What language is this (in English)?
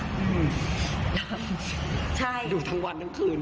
Thai